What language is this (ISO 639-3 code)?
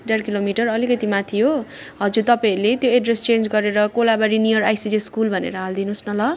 nep